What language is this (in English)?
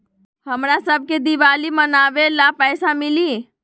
Magahi